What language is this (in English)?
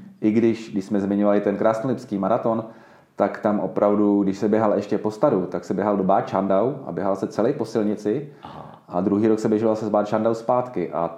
Czech